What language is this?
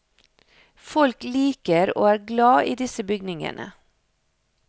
Norwegian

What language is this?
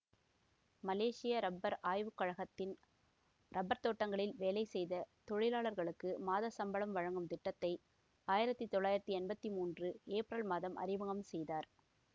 Tamil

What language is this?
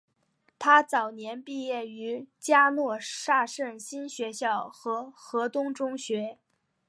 Chinese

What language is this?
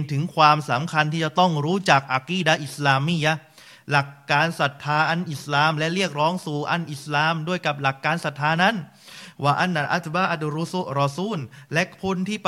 Thai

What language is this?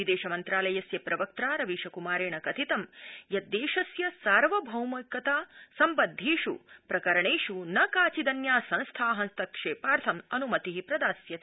Sanskrit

